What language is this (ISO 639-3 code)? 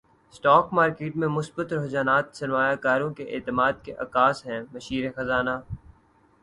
urd